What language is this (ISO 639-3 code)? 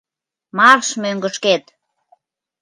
chm